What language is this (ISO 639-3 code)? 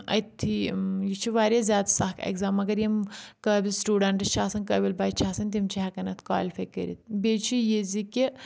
kas